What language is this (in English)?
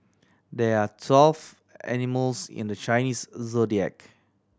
English